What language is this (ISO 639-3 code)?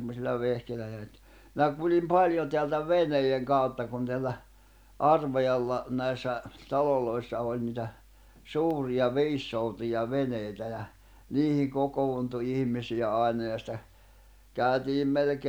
fin